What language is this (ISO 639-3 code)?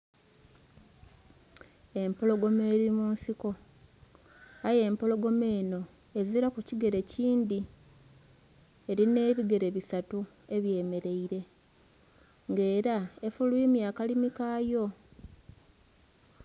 xog